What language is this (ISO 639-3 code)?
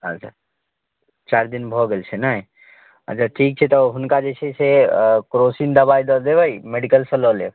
mai